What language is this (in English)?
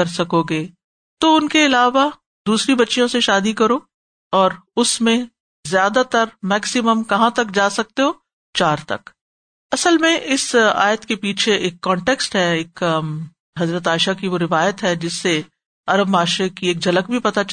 Urdu